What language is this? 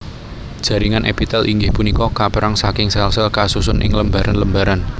Javanese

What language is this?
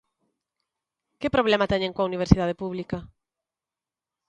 Galician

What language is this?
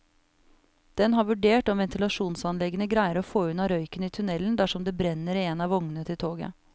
Norwegian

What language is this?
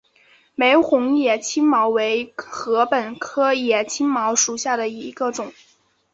Chinese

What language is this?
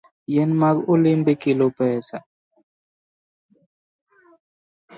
Luo (Kenya and Tanzania)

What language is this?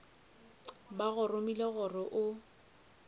Northern Sotho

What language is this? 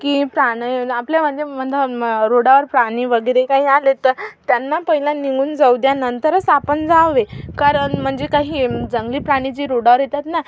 Marathi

